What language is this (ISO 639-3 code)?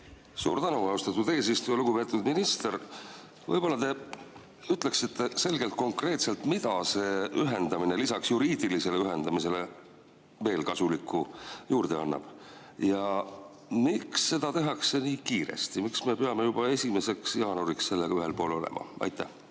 est